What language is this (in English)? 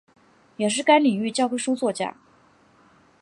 Chinese